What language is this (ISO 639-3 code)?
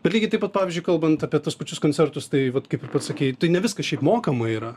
lit